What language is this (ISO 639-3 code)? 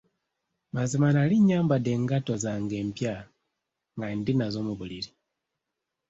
lug